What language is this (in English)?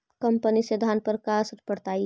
Magahi